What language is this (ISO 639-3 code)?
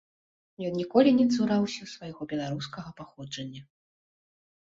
bel